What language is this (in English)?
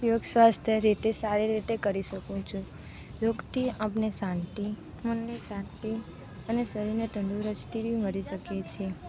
Gujarati